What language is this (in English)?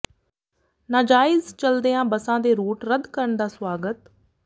Punjabi